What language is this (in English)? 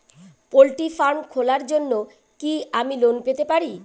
Bangla